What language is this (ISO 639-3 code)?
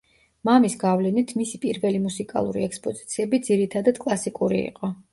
kat